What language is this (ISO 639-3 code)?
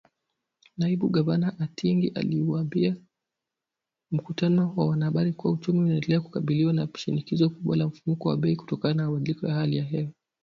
swa